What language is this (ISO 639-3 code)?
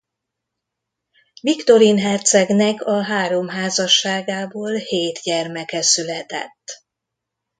hun